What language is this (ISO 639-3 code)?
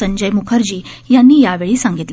mar